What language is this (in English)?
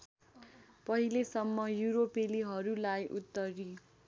Nepali